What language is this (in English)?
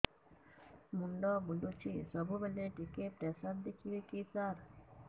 Odia